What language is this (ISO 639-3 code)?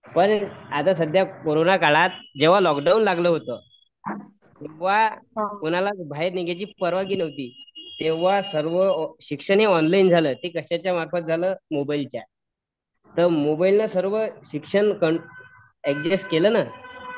mar